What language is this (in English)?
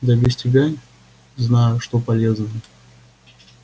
Russian